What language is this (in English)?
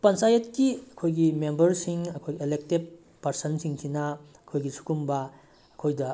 Manipuri